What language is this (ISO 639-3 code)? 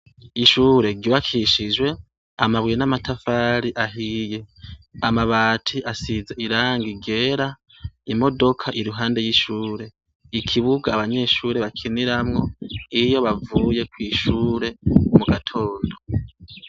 run